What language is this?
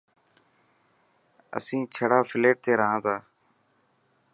Dhatki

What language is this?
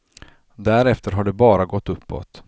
Swedish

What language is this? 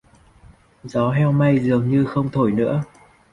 Vietnamese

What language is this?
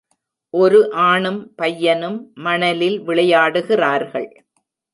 Tamil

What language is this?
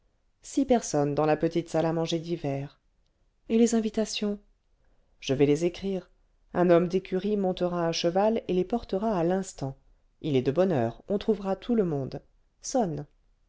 French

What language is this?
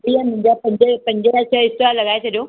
Sindhi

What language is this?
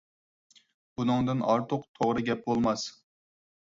Uyghur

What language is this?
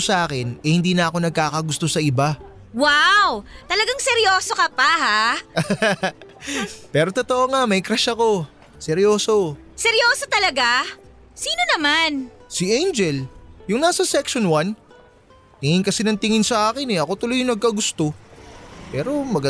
Filipino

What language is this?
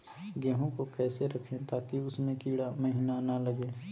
Magahi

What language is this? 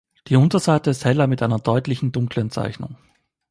German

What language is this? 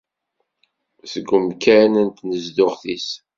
Kabyle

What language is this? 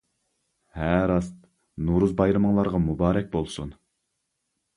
Uyghur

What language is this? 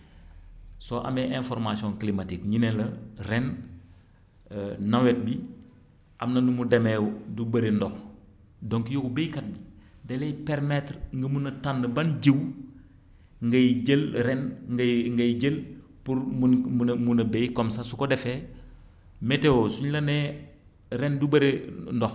Wolof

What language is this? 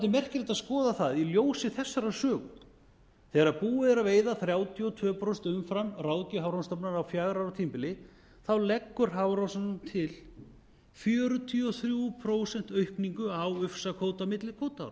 Icelandic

